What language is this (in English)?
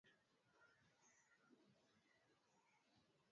Swahili